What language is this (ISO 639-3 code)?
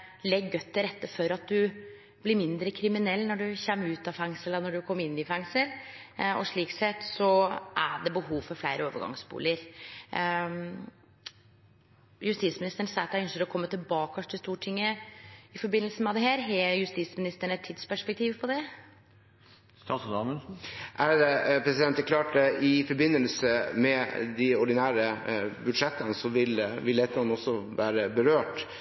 nor